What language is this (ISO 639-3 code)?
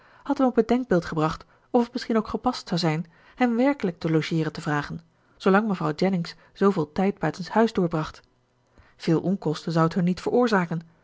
nld